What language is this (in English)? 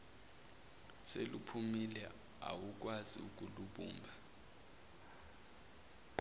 Zulu